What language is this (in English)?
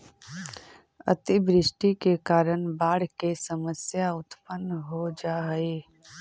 Magahi